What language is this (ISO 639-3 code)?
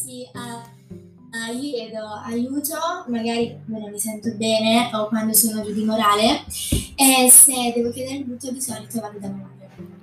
ita